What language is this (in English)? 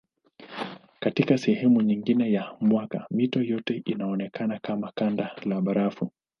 Swahili